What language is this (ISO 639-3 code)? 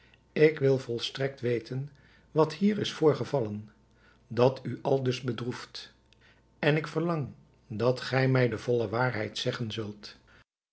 nld